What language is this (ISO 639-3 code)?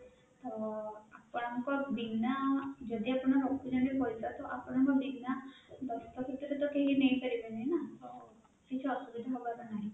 ori